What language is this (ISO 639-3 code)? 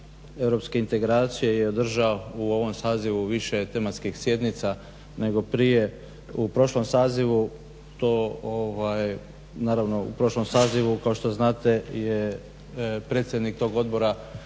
hrv